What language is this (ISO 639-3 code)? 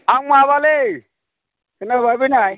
brx